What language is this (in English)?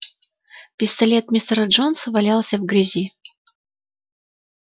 Russian